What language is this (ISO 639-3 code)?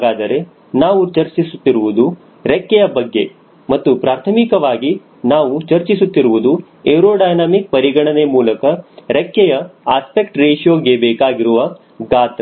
kan